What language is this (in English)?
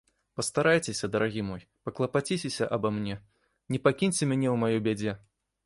Belarusian